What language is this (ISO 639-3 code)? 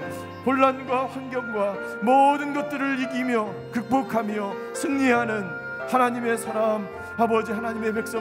kor